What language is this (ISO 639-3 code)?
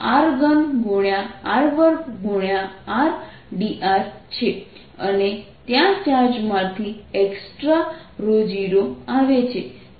guj